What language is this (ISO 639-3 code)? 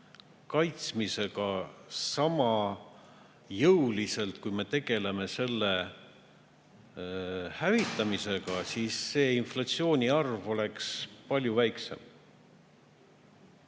est